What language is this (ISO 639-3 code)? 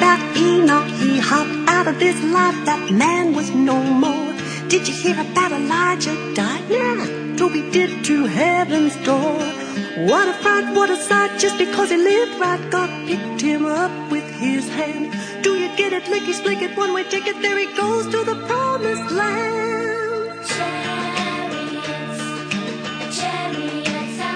ron